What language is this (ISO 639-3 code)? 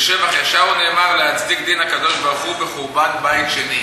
heb